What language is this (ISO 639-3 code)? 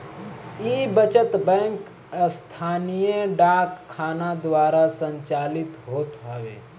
bho